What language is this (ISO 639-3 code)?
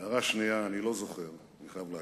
heb